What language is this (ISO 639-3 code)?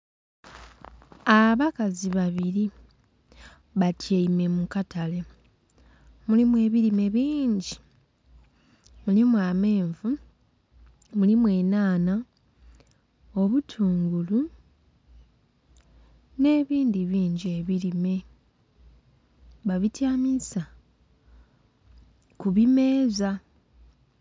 xog